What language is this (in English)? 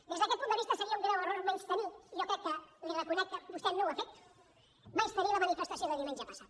Catalan